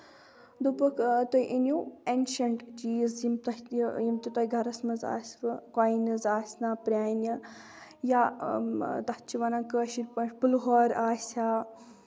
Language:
Kashmiri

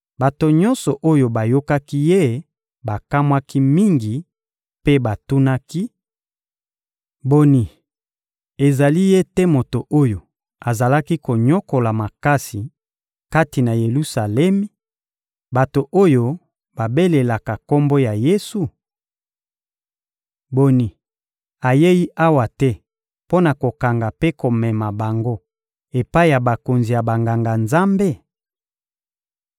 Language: Lingala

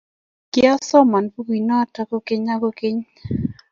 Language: Kalenjin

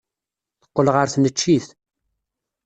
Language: Kabyle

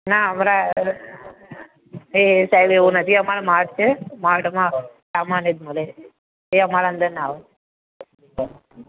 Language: Gujarati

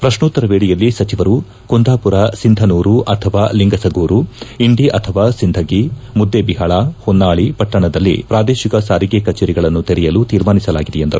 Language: Kannada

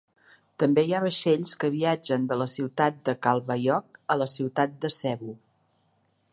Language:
Catalan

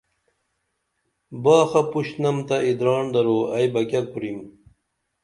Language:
Dameli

